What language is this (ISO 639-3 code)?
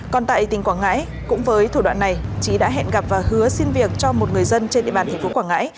vie